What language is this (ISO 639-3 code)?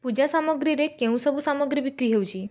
ori